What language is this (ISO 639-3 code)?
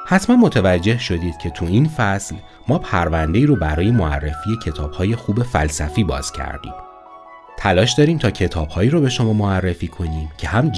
fas